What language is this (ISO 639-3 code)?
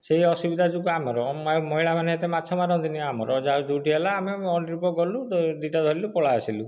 ori